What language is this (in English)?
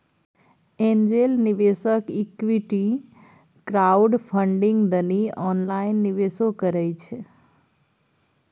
Maithili